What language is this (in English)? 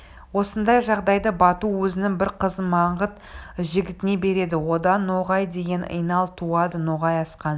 Kazakh